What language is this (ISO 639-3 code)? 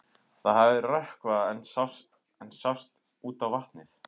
isl